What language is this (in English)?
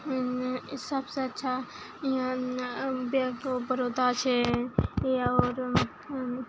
Maithili